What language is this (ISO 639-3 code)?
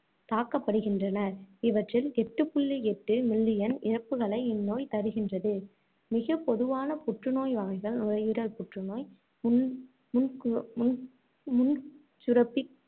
tam